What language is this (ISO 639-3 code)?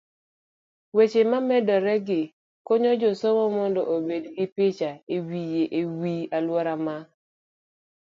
luo